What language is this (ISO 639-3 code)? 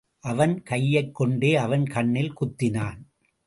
tam